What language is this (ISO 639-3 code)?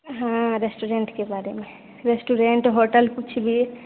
mai